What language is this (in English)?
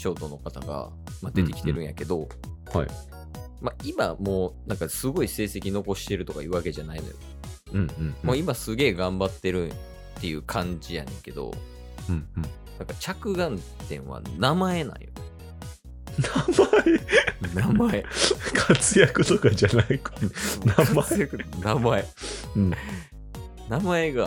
Japanese